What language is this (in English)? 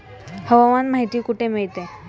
Marathi